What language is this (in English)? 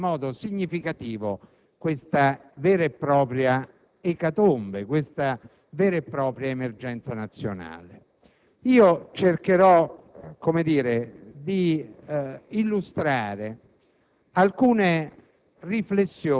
Italian